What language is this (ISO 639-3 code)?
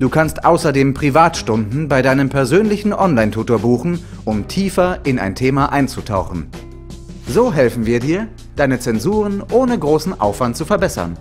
deu